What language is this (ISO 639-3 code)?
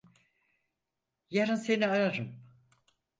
tur